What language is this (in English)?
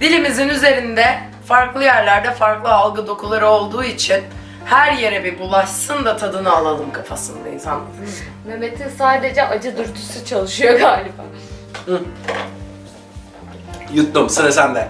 Turkish